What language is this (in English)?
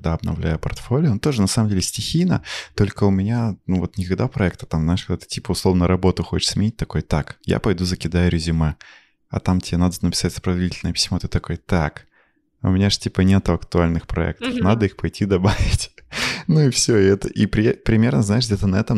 Russian